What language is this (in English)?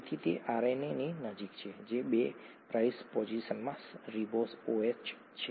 Gujarati